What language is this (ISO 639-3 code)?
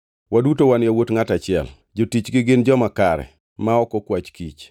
luo